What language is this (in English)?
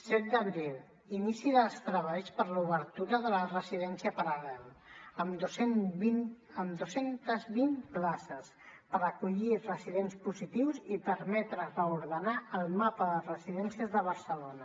Catalan